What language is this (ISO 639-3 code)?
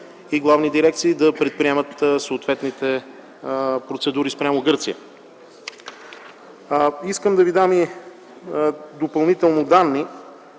bul